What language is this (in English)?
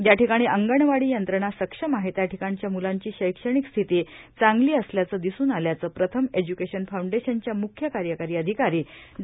Marathi